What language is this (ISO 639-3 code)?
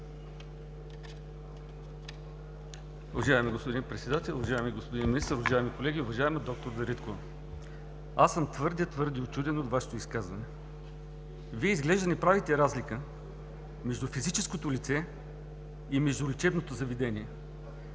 bul